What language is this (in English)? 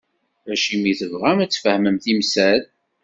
Kabyle